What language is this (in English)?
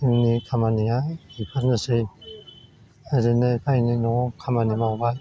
Bodo